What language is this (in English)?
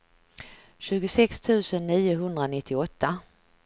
Swedish